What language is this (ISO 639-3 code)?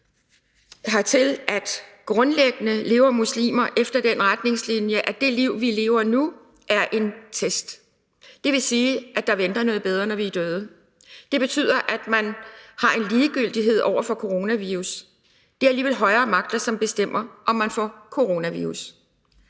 dan